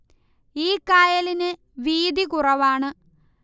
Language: Malayalam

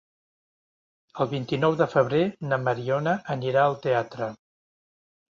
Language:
Catalan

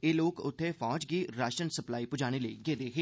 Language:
Dogri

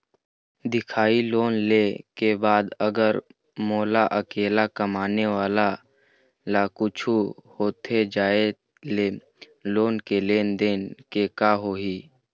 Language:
Chhattisgarhi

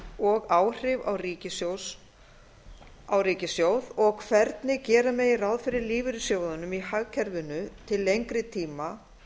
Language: Icelandic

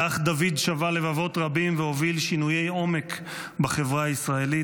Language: Hebrew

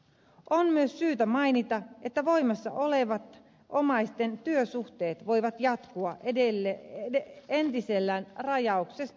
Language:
Finnish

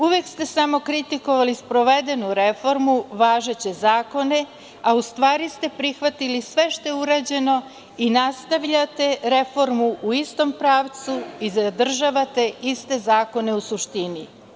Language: Serbian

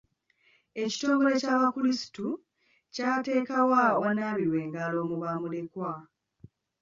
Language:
Ganda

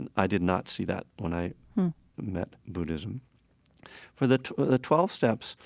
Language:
English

